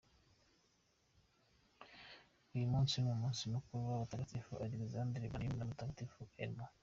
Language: Kinyarwanda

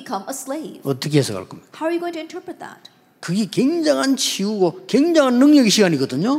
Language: Korean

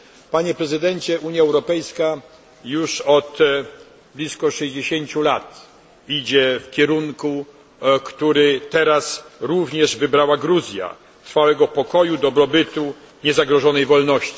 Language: Polish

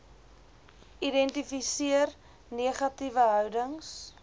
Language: Afrikaans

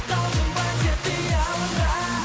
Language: Kazakh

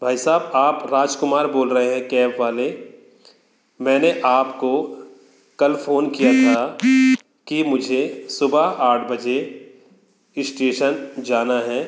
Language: Hindi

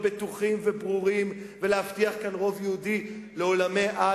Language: Hebrew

